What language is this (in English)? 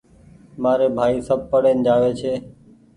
Goaria